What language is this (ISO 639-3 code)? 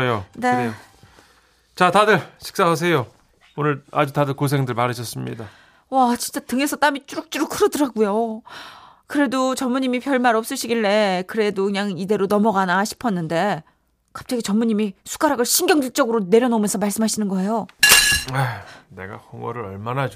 kor